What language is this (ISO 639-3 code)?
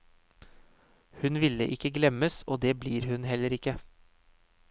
nor